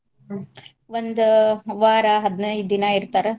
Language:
Kannada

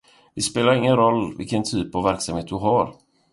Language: Swedish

